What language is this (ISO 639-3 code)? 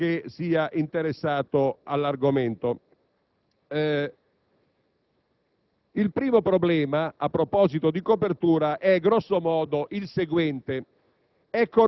ita